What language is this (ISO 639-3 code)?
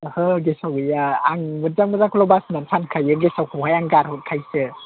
brx